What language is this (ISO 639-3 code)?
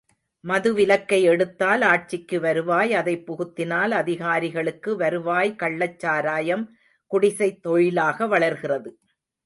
tam